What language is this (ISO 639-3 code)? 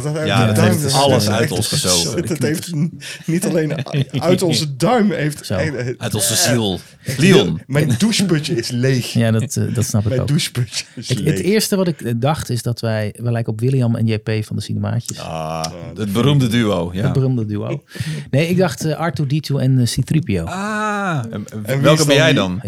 nld